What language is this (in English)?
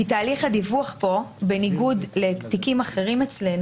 Hebrew